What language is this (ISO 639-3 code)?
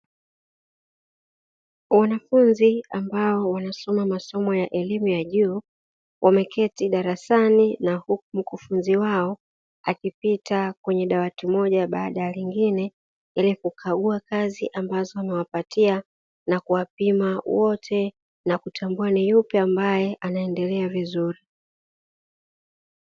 swa